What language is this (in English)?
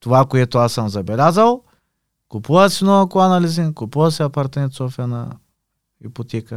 Bulgarian